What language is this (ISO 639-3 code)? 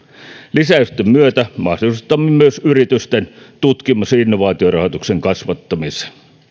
fin